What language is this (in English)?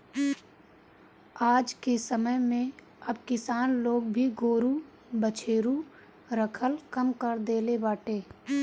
Bhojpuri